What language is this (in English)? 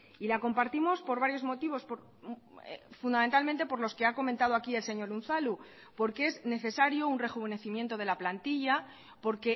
Spanish